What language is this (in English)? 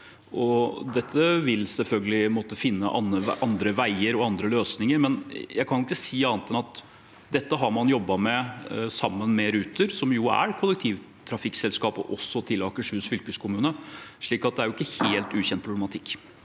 Norwegian